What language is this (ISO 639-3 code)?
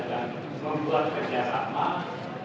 ind